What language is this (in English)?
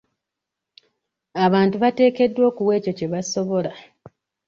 Ganda